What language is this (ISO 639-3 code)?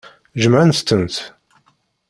kab